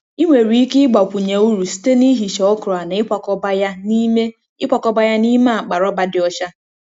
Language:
Igbo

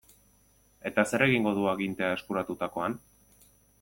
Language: Basque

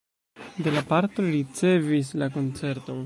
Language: Esperanto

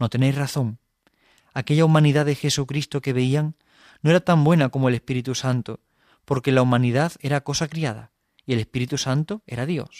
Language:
Spanish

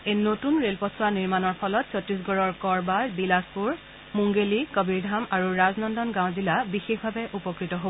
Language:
Assamese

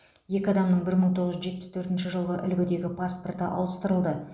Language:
Kazakh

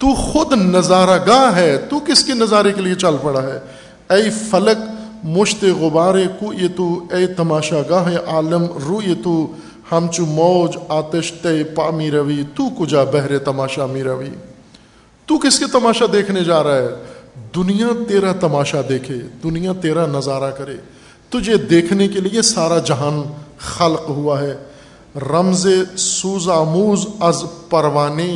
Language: Urdu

